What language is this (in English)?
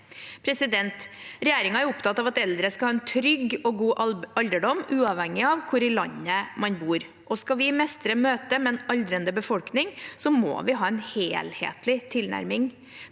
Norwegian